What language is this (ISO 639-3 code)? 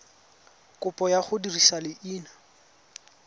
tsn